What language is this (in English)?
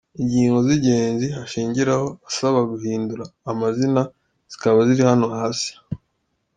Kinyarwanda